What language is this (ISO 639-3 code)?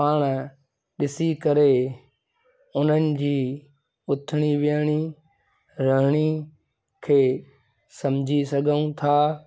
snd